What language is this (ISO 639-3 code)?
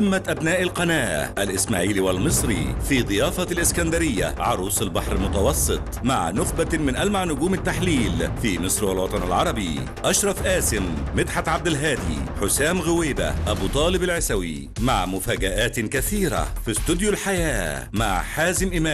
ara